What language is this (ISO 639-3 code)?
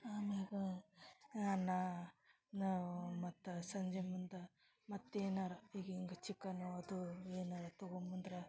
kan